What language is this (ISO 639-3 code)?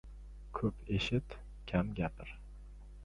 uzb